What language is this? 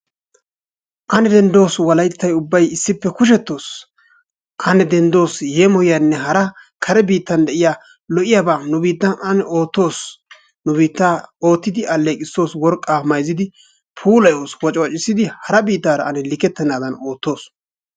Wolaytta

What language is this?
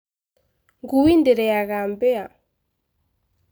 Kikuyu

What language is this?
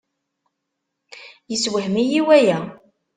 Kabyle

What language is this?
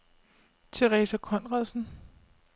Danish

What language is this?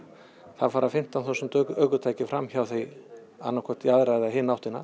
Icelandic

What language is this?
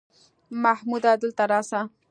Pashto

